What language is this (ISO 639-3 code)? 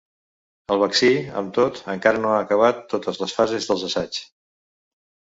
cat